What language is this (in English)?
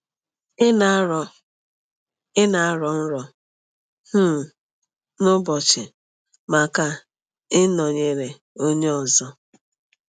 Igbo